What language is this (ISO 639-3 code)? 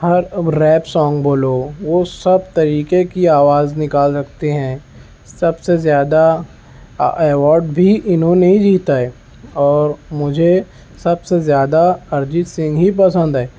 urd